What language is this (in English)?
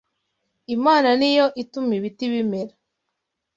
Kinyarwanda